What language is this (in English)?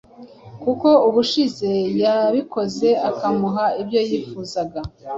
Kinyarwanda